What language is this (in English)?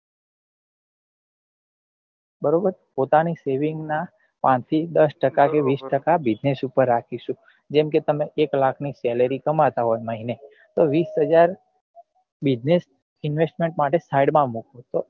Gujarati